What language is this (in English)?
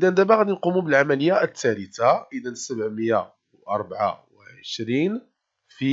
Arabic